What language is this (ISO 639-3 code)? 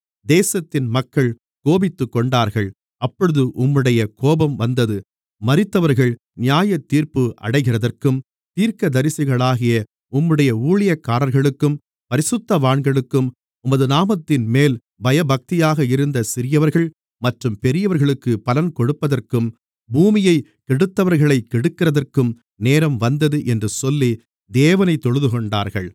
tam